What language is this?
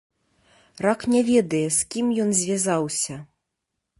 Belarusian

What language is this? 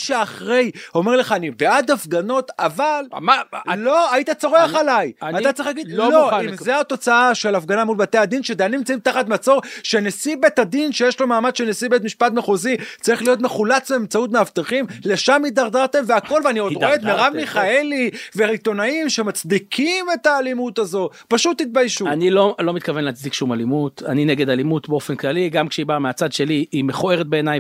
Hebrew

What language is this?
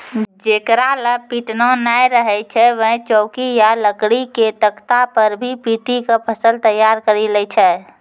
Maithili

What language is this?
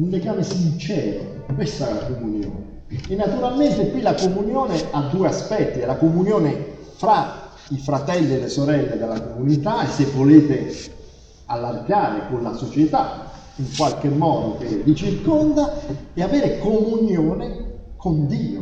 Italian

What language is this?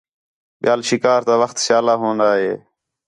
Khetrani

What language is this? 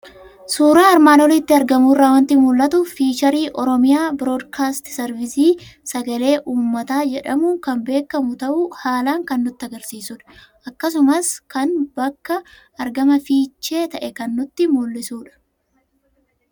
Oromo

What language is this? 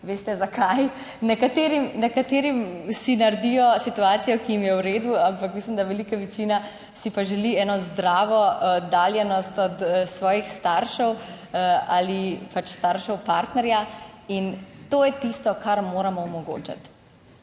Slovenian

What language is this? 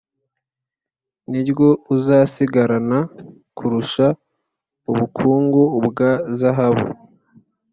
Kinyarwanda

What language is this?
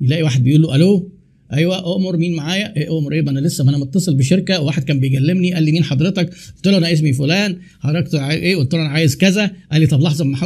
Arabic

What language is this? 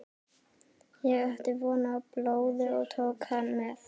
Icelandic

